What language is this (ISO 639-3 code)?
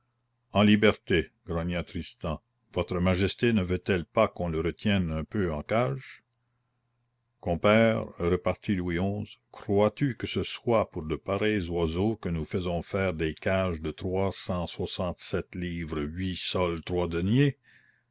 fra